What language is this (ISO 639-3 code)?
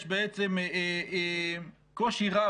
heb